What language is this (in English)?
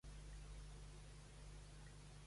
Catalan